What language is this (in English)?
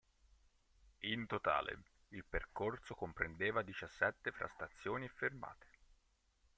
Italian